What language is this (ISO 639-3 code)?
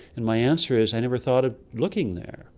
eng